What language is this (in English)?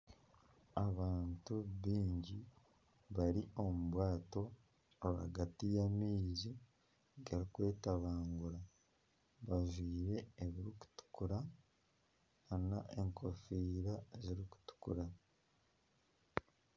Nyankole